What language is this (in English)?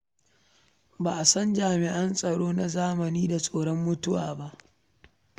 Hausa